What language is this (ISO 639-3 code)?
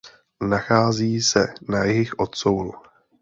ces